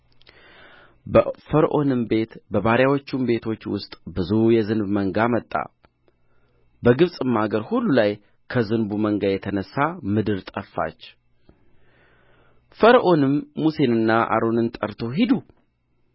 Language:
Amharic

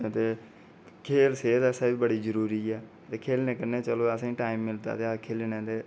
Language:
Dogri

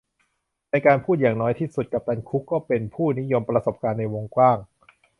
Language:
Thai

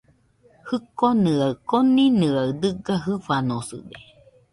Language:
Nüpode Huitoto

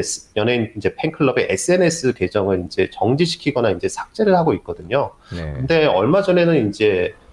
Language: Korean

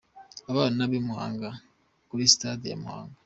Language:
Kinyarwanda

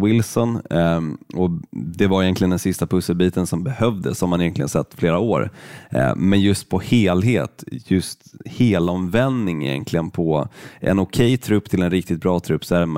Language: Swedish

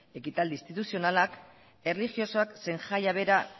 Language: Basque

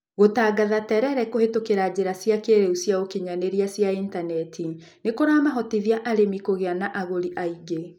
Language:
Kikuyu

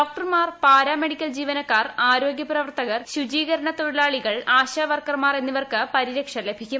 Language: Malayalam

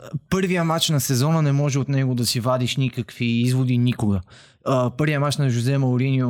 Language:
Bulgarian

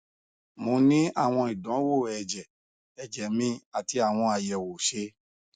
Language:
Yoruba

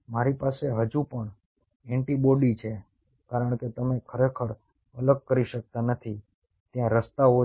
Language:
Gujarati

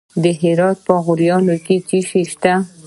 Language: Pashto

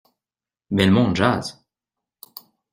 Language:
French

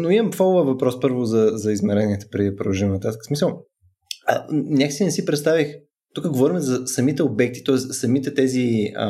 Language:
Bulgarian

